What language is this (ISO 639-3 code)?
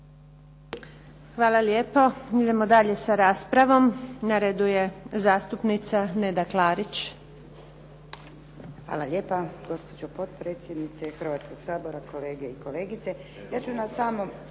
hrv